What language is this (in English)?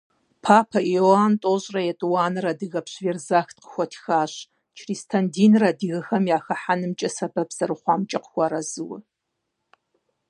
Kabardian